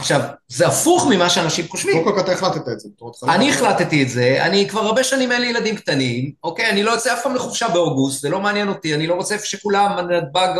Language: Hebrew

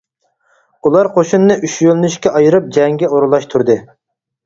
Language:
Uyghur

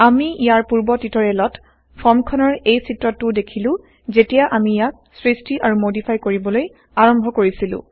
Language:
Assamese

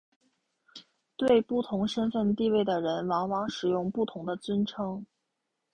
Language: Chinese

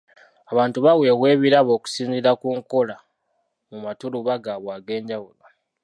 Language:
Ganda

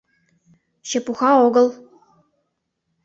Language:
Mari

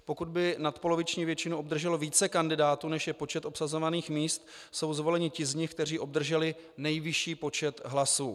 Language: Czech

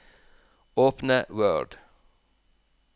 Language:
Norwegian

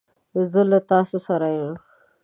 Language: Pashto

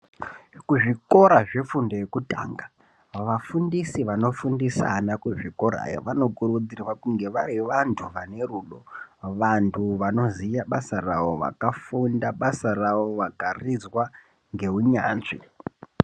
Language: Ndau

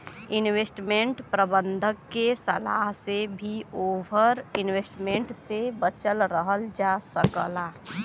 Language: Bhojpuri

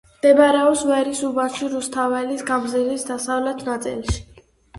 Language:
Georgian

